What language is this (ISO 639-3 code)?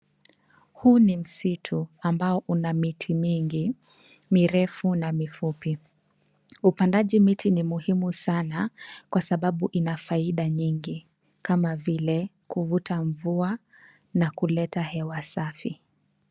swa